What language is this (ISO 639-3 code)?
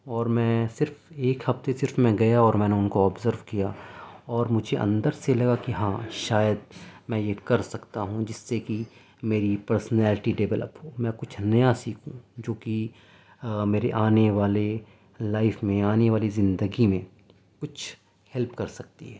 urd